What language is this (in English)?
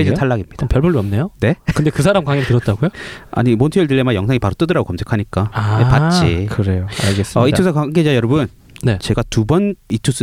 Korean